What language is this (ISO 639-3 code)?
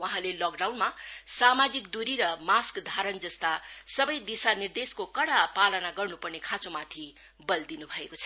nep